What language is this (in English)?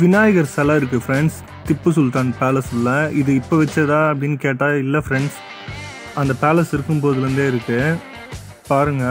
Romanian